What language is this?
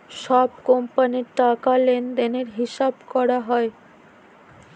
Bangla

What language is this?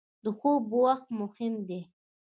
Pashto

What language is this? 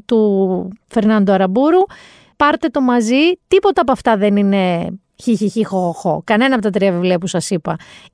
Greek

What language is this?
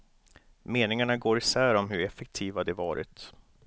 Swedish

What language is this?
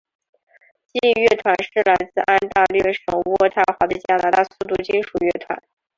Chinese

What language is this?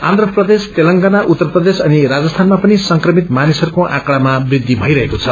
Nepali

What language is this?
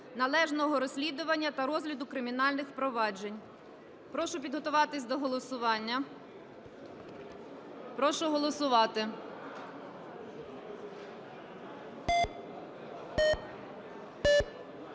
Ukrainian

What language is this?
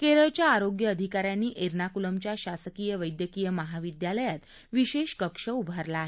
Marathi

